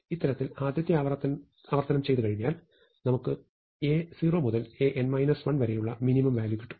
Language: Malayalam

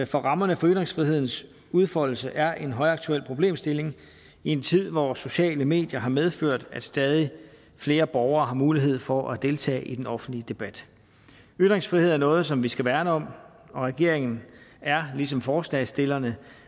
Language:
Danish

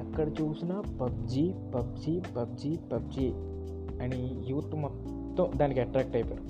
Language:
Telugu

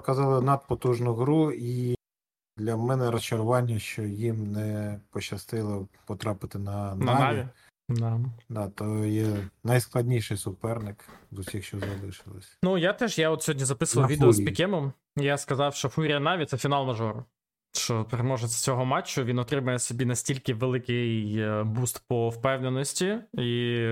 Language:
Ukrainian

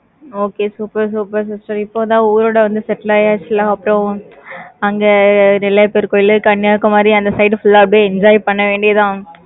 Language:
Tamil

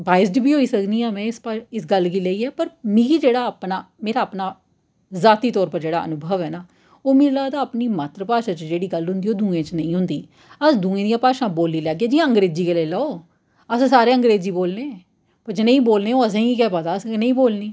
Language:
Dogri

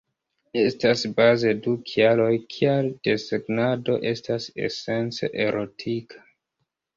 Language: Esperanto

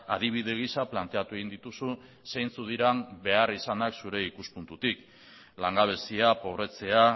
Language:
Basque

